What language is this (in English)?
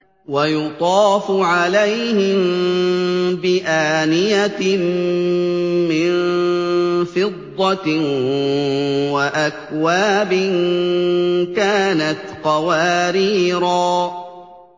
Arabic